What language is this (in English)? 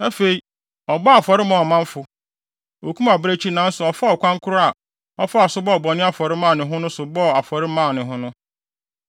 Akan